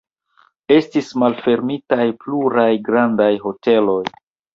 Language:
Esperanto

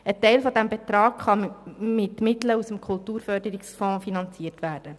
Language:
Swiss German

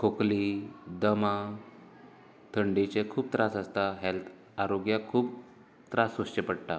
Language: Konkani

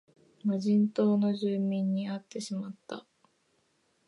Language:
Japanese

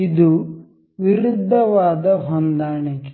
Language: Kannada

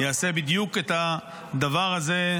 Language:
Hebrew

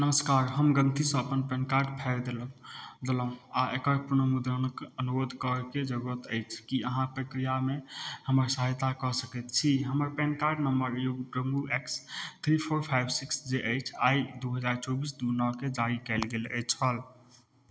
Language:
Maithili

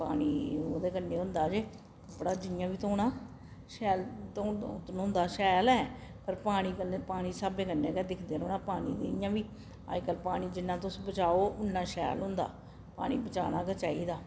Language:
Dogri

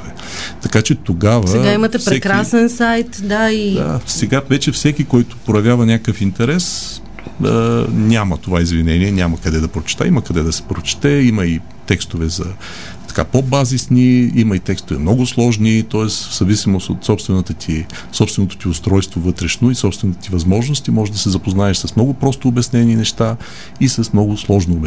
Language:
Bulgarian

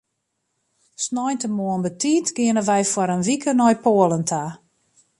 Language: Western Frisian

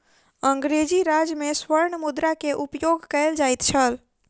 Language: Maithili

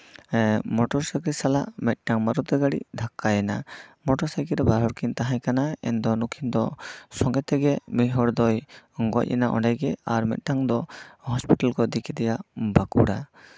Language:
Santali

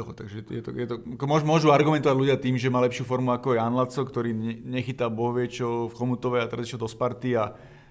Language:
Slovak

